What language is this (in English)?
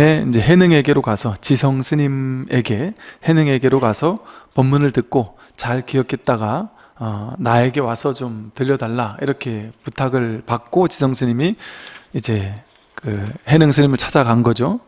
Korean